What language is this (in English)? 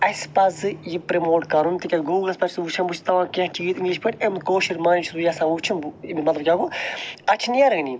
Kashmiri